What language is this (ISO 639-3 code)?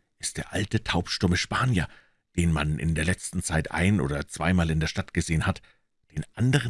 deu